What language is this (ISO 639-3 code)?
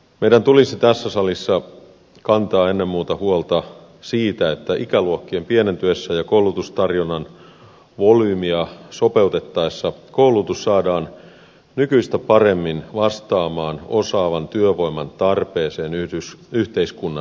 fin